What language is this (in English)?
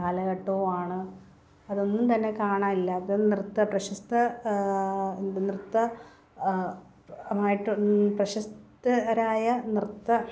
Malayalam